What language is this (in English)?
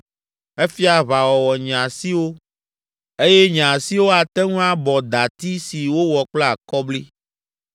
Ewe